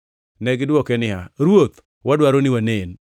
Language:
Luo (Kenya and Tanzania)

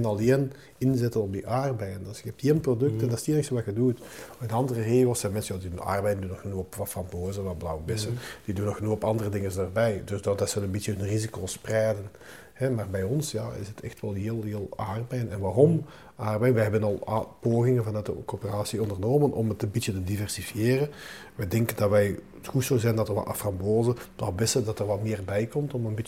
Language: Dutch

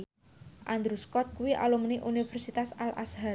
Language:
Javanese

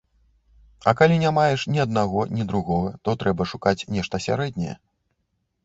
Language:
Belarusian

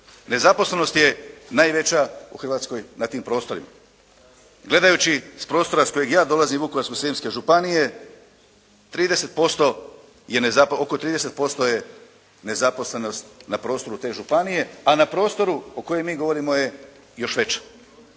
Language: Croatian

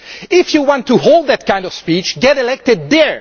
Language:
English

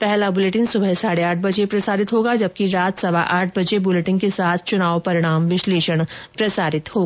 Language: Hindi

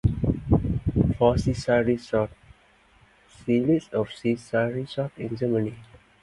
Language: English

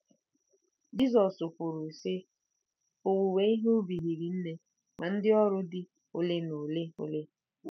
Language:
Igbo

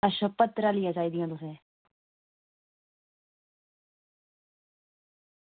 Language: Dogri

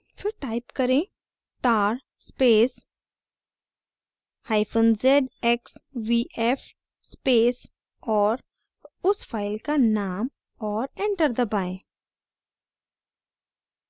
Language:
Hindi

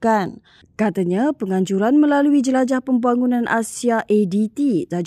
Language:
Malay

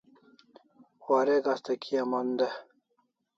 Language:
Kalasha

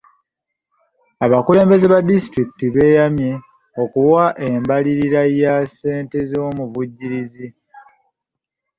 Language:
Ganda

